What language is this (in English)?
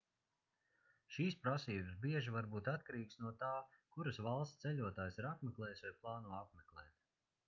Latvian